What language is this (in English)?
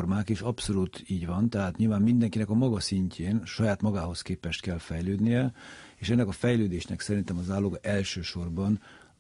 Hungarian